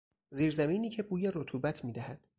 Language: Persian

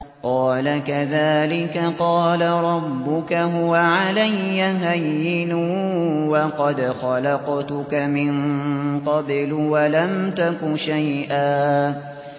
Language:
Arabic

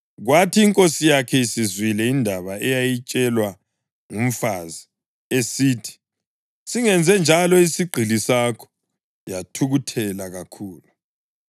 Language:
North Ndebele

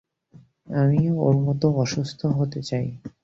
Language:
Bangla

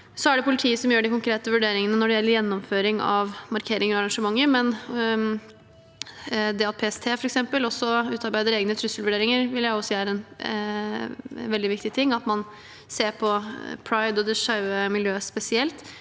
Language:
Norwegian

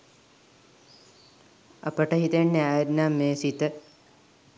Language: Sinhala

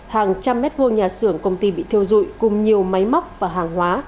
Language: Vietnamese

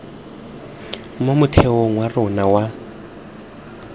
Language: Tswana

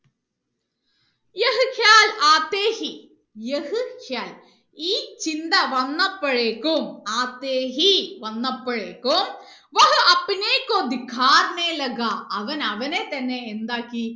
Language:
Malayalam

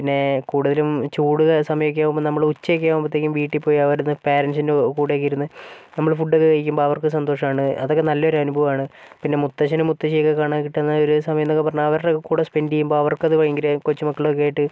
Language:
Malayalam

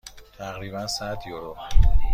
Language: Persian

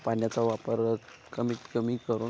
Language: Marathi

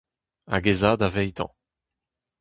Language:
Breton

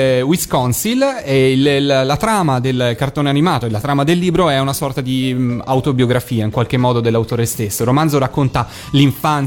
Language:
Italian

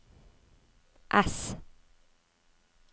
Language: Norwegian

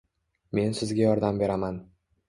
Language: Uzbek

